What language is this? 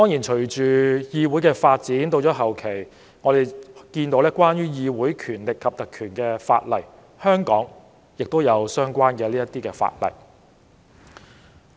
Cantonese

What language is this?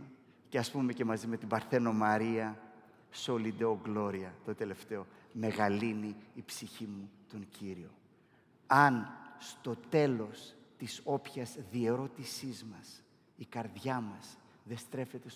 Greek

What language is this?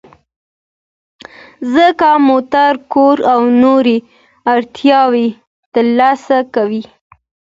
Pashto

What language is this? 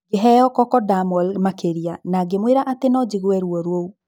Kikuyu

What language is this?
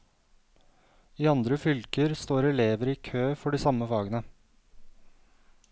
Norwegian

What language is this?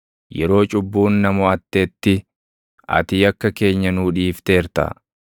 Oromo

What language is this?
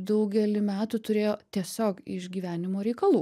Lithuanian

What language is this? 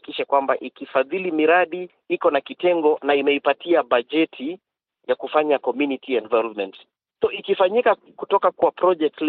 Swahili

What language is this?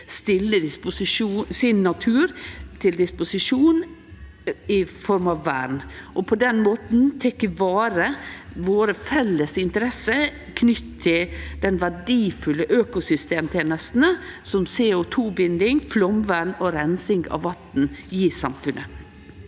Norwegian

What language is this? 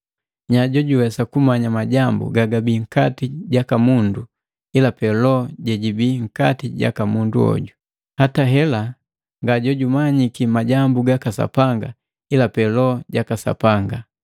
Matengo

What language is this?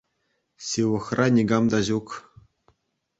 Chuvash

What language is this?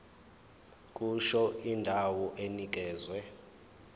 Zulu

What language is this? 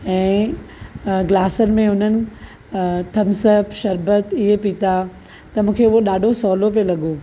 Sindhi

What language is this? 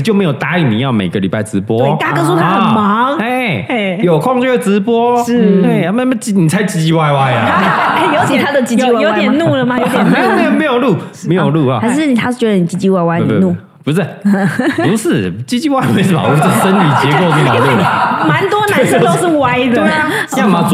Chinese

